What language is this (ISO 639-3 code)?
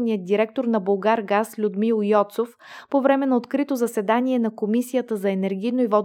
bul